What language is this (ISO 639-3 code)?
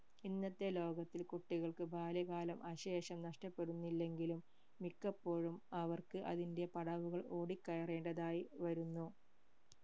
mal